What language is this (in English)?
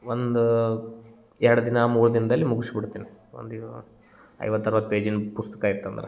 Kannada